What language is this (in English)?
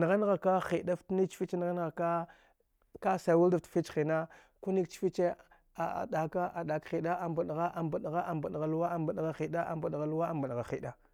Dghwede